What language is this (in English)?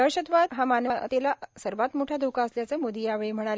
Marathi